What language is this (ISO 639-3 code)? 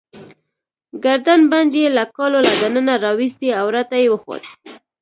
pus